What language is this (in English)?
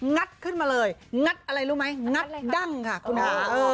Thai